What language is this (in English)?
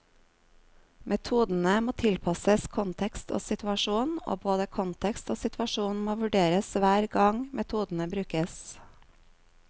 Norwegian